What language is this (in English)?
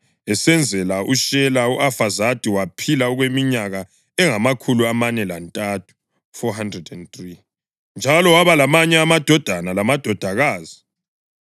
North Ndebele